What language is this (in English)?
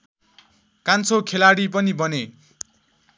Nepali